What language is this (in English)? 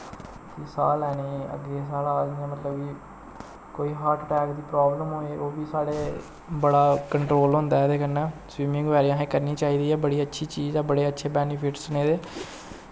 Dogri